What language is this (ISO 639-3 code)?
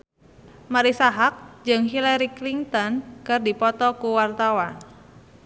sun